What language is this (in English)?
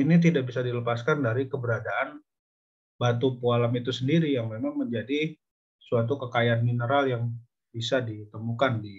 Indonesian